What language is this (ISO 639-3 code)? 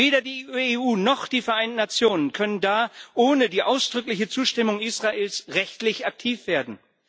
deu